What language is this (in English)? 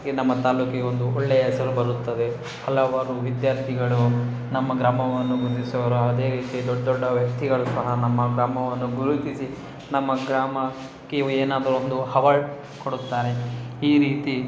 Kannada